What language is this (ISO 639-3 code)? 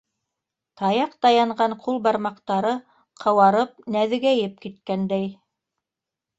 bak